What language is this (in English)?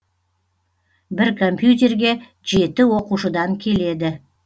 Kazakh